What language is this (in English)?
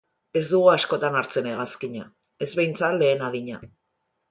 Basque